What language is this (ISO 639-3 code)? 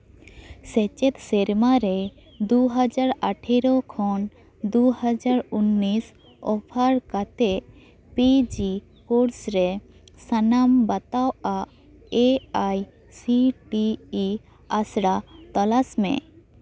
sat